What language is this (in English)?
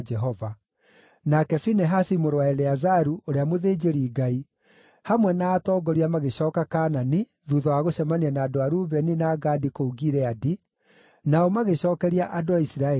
Kikuyu